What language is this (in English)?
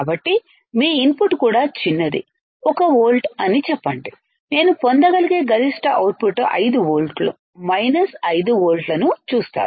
Telugu